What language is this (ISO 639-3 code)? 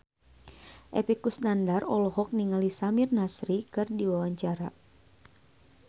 sun